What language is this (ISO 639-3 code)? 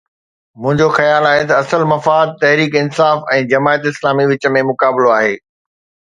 snd